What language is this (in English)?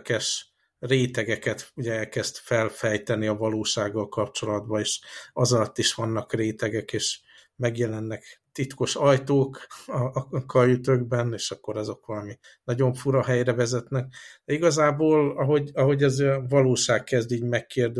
Hungarian